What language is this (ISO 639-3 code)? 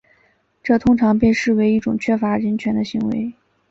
zho